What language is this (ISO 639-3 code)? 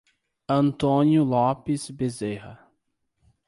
por